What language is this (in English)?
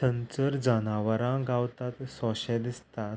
Konkani